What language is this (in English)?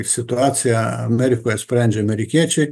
Lithuanian